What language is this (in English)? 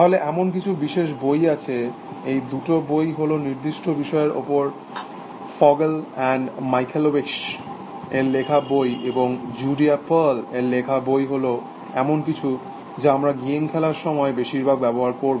Bangla